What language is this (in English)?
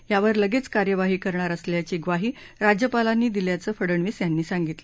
Marathi